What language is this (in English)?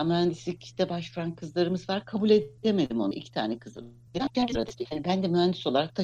Turkish